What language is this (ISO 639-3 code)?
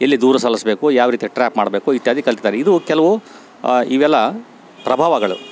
kan